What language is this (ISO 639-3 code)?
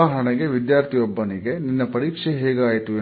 kan